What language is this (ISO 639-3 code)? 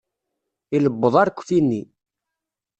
kab